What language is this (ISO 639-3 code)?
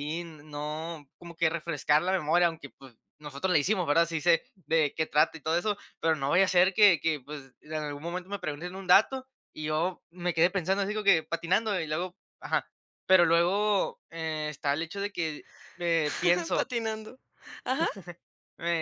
spa